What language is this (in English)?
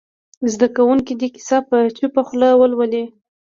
Pashto